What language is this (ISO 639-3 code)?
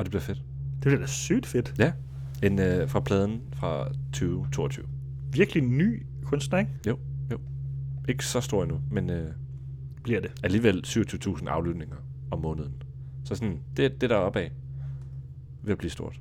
dan